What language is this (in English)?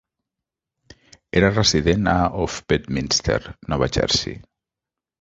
Catalan